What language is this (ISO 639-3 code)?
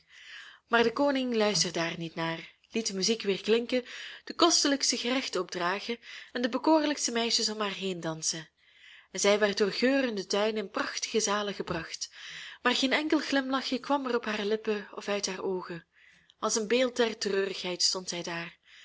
nld